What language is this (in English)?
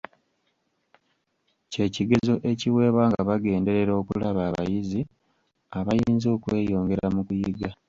Ganda